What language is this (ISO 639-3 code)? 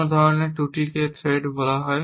ben